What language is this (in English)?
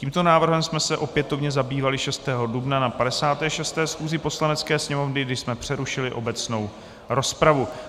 Czech